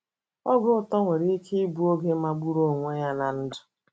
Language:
Igbo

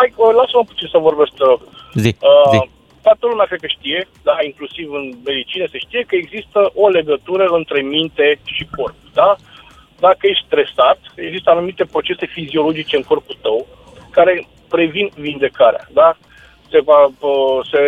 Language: Romanian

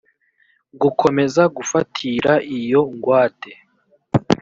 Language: Kinyarwanda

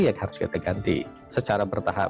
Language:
Indonesian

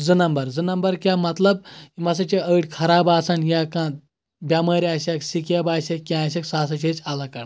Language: Kashmiri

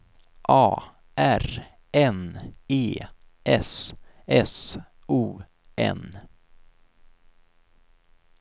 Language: Swedish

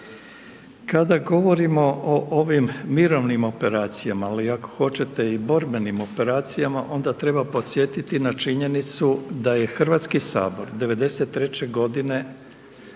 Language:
Croatian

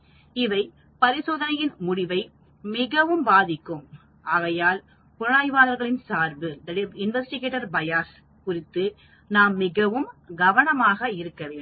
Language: Tamil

